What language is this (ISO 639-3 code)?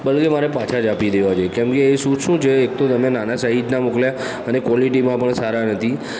guj